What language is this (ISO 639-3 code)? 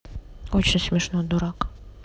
rus